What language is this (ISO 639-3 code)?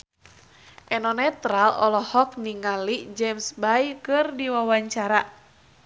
sun